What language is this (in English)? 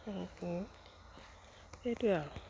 Assamese